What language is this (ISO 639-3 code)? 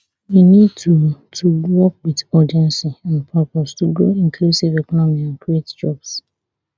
pcm